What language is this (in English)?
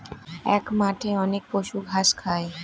Bangla